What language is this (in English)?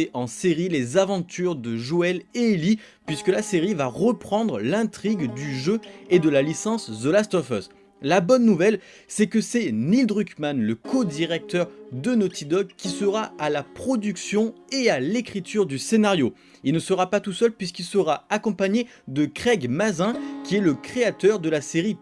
French